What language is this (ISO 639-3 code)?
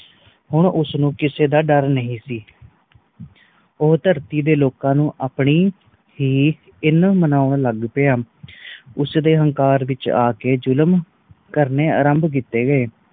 pan